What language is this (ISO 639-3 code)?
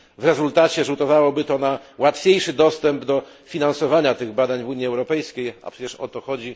pol